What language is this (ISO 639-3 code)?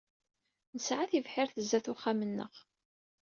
kab